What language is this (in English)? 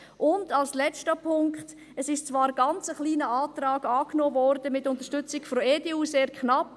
Swiss German